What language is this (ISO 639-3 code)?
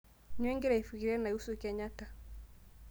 mas